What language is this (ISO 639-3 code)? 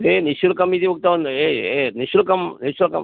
san